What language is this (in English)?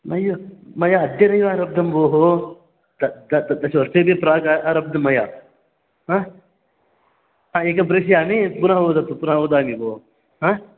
Sanskrit